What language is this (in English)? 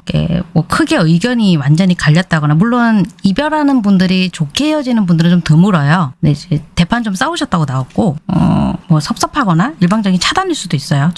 Korean